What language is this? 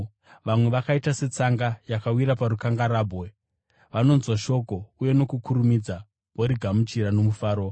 Shona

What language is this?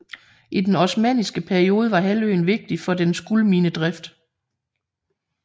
Danish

